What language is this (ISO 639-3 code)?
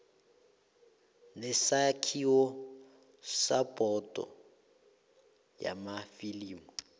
nbl